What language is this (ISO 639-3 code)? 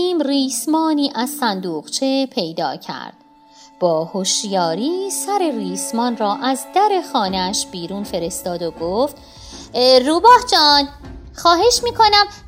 fas